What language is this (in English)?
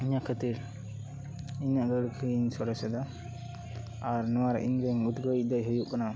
Santali